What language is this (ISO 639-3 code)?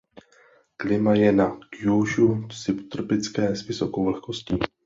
ces